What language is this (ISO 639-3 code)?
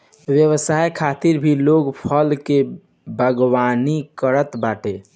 bho